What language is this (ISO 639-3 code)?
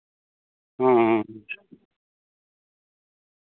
sat